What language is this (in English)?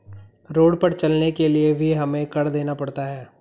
Hindi